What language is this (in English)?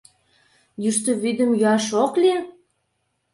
Mari